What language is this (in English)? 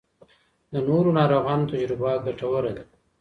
Pashto